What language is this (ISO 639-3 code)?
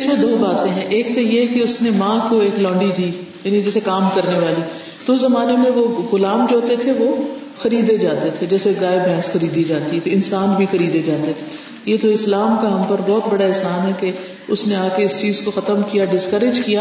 urd